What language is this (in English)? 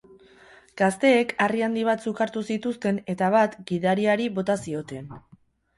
Basque